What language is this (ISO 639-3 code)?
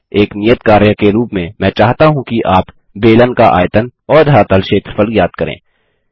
hin